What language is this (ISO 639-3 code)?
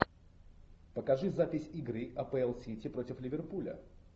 rus